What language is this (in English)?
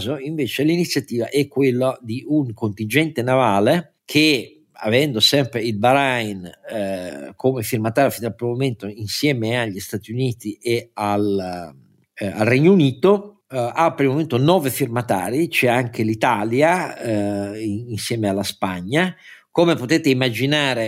Italian